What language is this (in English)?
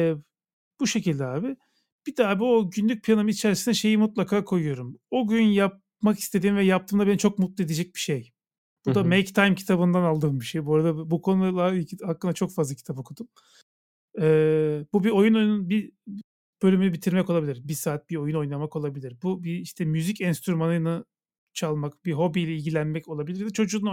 Turkish